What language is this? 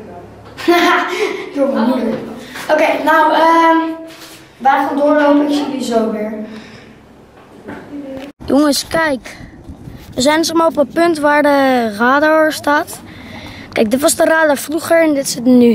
Dutch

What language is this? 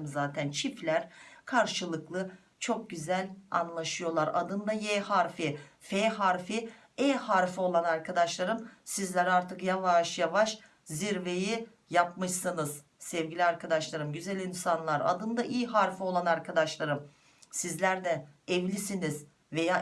Turkish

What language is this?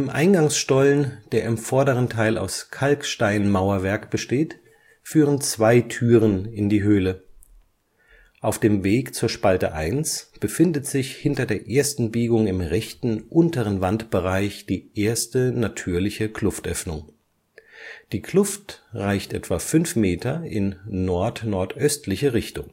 German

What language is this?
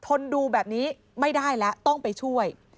Thai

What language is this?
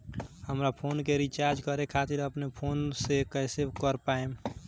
Bhojpuri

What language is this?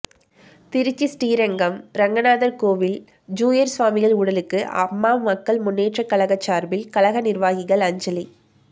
Tamil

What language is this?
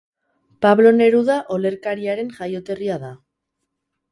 Basque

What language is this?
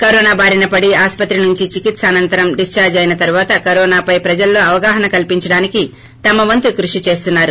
Telugu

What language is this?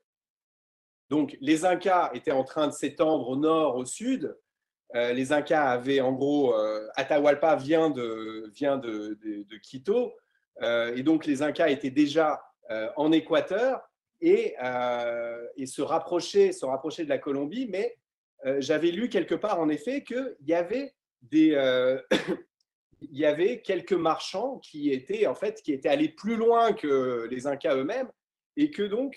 French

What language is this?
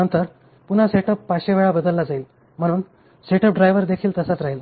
Marathi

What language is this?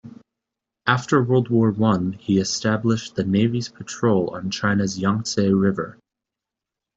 English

